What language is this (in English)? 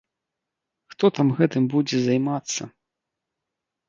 Belarusian